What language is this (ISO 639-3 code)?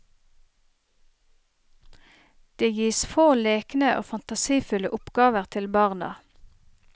nor